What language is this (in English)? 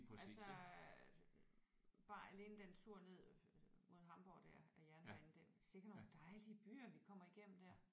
Danish